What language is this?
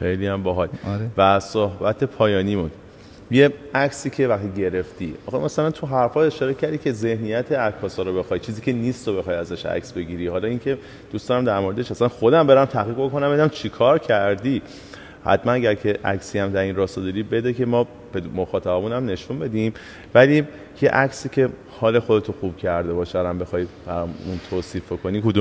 Persian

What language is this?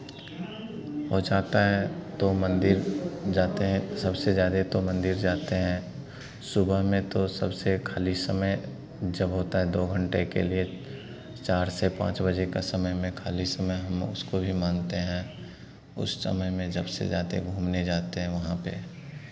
Hindi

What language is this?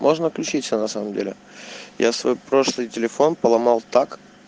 Russian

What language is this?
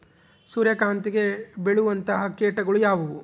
Kannada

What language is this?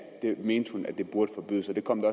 Danish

